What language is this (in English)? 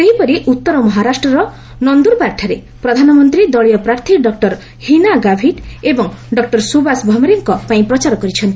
Odia